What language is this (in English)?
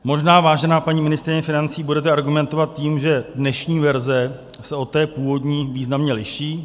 Czech